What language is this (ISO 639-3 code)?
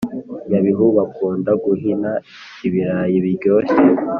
kin